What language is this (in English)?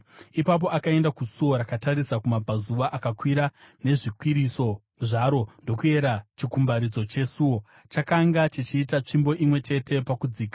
Shona